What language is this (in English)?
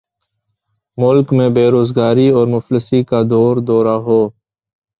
Urdu